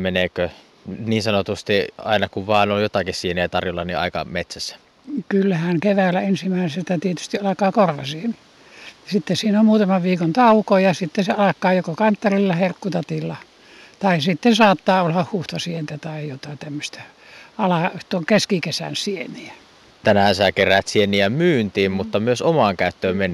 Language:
Finnish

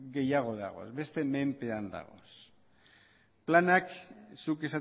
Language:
Basque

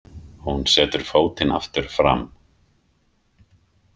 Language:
Icelandic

